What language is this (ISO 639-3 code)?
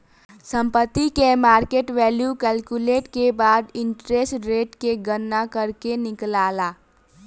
bho